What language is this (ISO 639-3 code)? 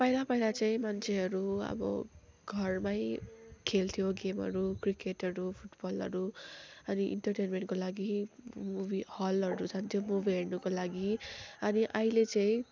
nep